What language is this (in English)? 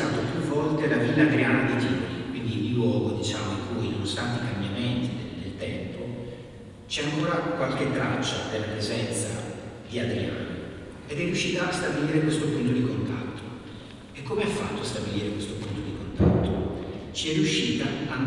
Italian